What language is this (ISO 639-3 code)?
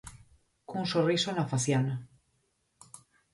glg